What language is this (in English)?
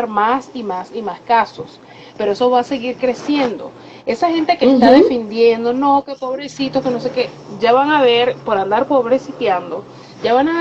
Spanish